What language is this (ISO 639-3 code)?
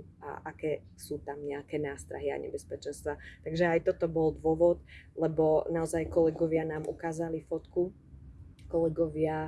slk